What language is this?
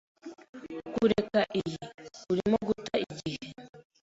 Kinyarwanda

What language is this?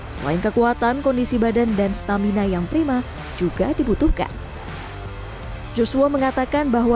Indonesian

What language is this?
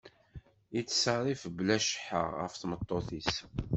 Kabyle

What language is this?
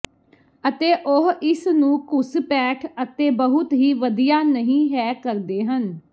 Punjabi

